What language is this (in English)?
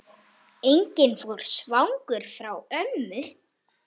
Icelandic